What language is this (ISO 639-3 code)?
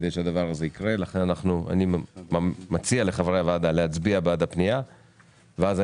heb